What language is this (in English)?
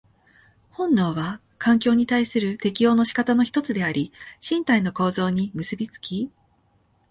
Japanese